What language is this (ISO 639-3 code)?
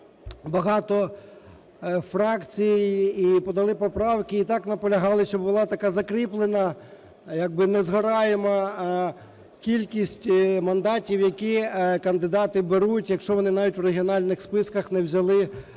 ukr